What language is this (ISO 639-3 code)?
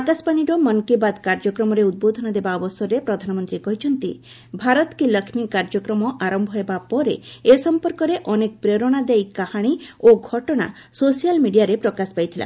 ori